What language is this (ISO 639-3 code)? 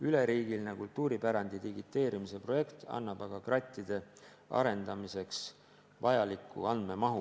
est